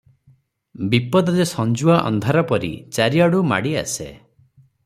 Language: Odia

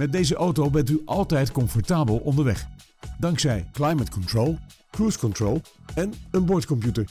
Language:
Dutch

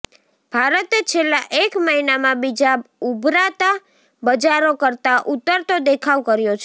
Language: Gujarati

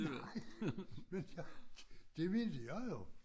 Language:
Danish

